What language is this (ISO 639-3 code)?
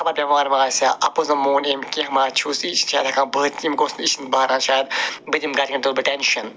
kas